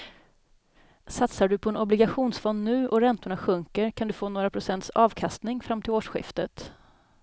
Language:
Swedish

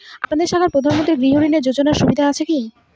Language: Bangla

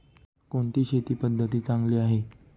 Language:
Marathi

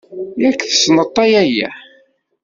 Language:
Kabyle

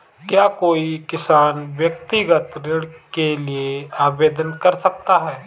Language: Hindi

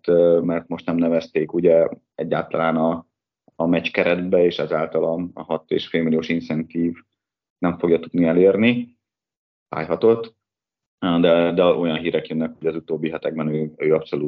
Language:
Hungarian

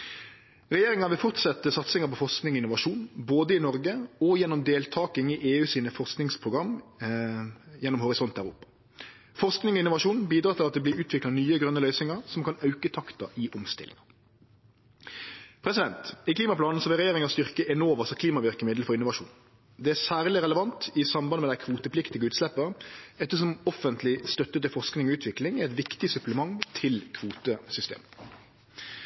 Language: Norwegian Nynorsk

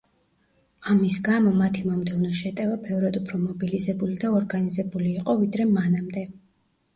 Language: Georgian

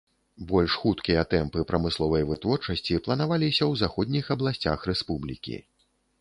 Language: Belarusian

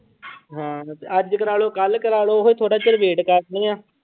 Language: Punjabi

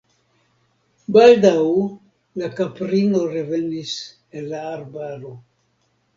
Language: Esperanto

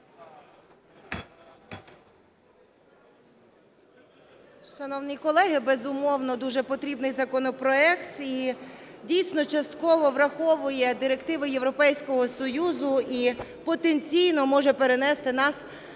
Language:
Ukrainian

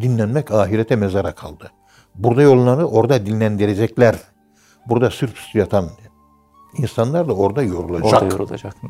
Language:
Turkish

